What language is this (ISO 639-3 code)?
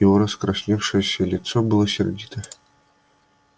rus